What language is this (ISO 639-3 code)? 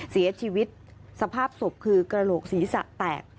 tha